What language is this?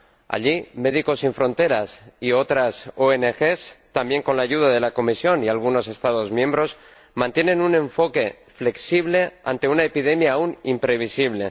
Spanish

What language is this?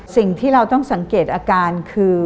Thai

